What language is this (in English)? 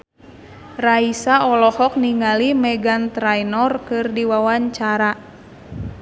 Sundanese